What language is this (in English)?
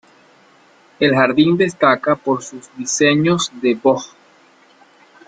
Spanish